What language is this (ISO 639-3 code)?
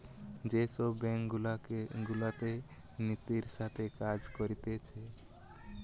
ben